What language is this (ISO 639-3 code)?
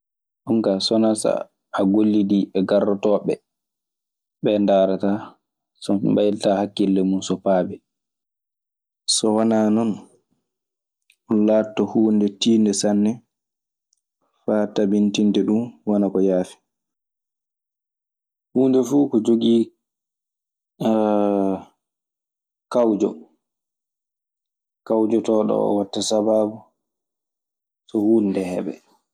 ffm